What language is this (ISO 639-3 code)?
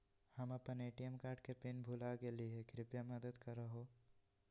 mag